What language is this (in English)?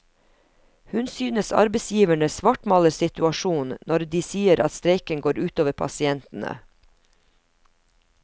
Norwegian